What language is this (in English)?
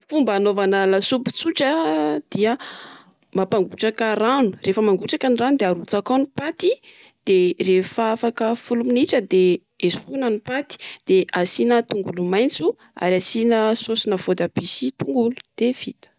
Malagasy